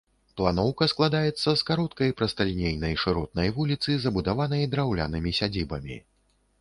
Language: Belarusian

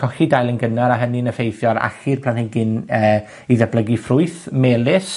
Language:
Welsh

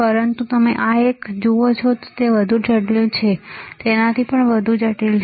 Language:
Gujarati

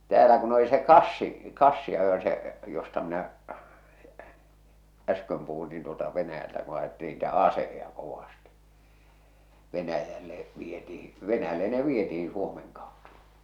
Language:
Finnish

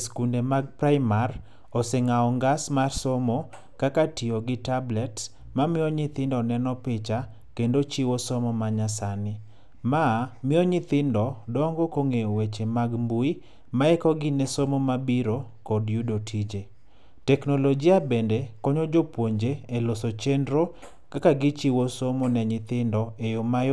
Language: Luo (Kenya and Tanzania)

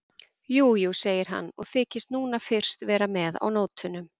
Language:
Icelandic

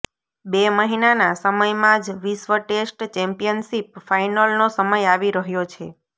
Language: Gujarati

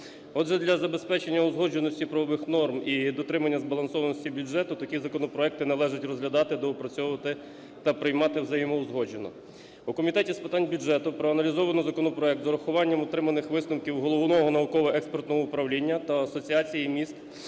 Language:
Ukrainian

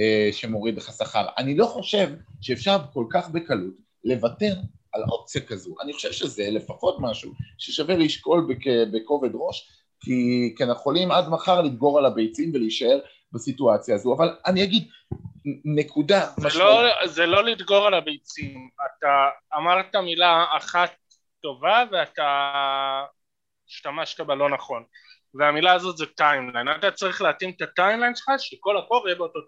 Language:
Hebrew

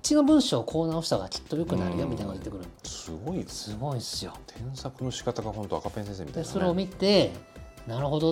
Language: Japanese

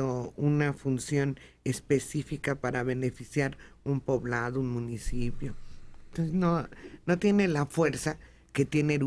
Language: Spanish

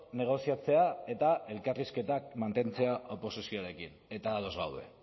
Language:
Basque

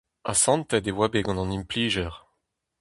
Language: Breton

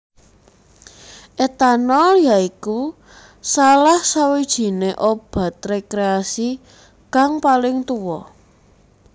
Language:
Javanese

